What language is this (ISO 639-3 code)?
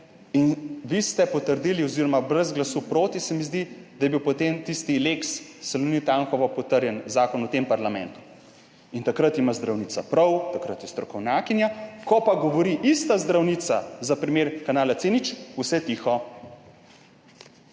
slv